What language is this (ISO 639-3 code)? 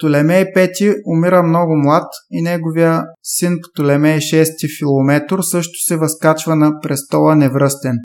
bul